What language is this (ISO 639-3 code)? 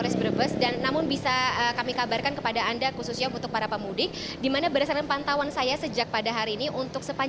ind